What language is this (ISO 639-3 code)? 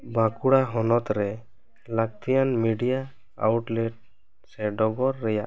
sat